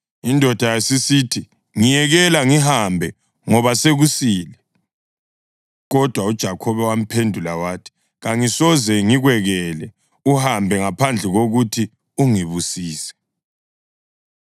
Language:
North Ndebele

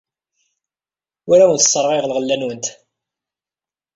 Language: Kabyle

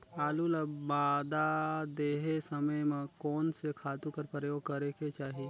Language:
Chhattisgarhi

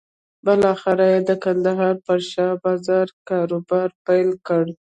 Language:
Pashto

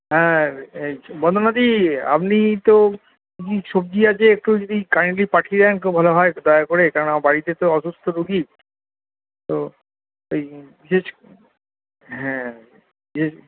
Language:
Bangla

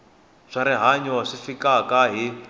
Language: Tsonga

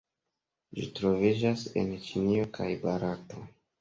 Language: Esperanto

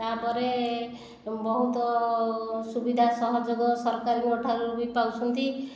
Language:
Odia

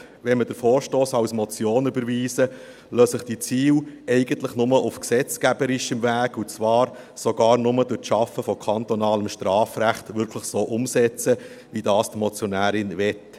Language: Swiss German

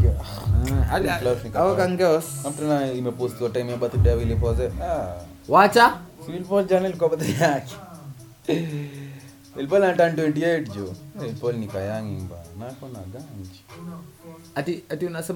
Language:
Swahili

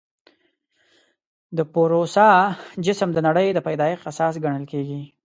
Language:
Pashto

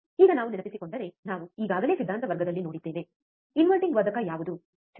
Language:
Kannada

